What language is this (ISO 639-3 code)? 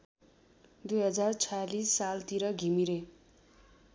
nep